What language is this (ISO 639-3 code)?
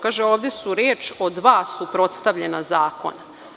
srp